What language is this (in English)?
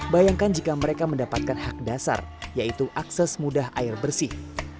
Indonesian